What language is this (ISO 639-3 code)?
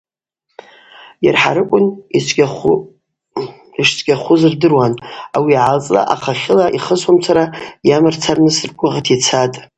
abq